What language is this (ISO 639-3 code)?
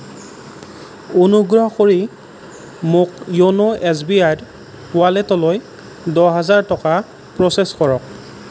asm